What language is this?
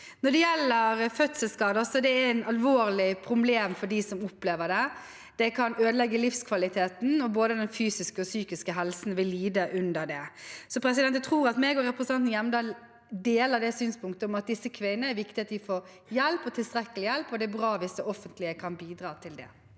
Norwegian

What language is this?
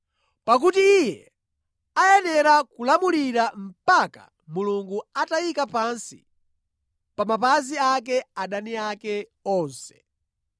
Nyanja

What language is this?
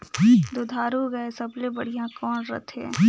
Chhattisgarhi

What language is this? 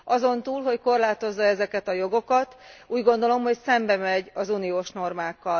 Hungarian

